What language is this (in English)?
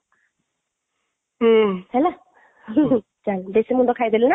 Odia